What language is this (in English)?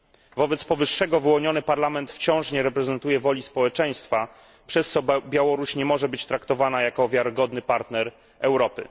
Polish